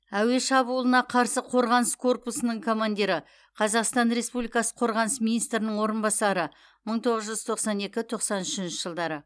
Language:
Kazakh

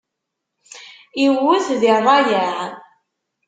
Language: Kabyle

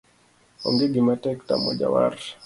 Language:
Luo (Kenya and Tanzania)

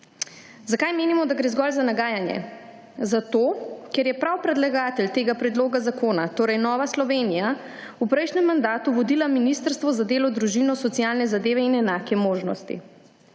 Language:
Slovenian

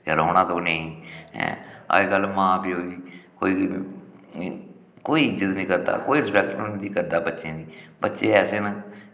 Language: Dogri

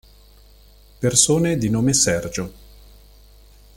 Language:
Italian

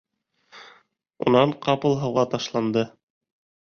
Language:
Bashkir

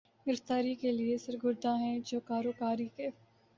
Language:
Urdu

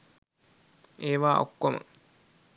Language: Sinhala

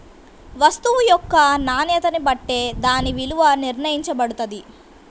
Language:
Telugu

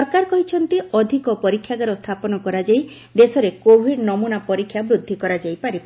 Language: Odia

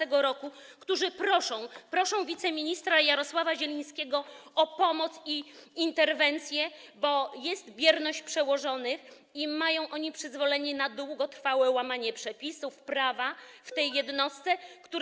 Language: Polish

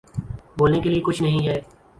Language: Urdu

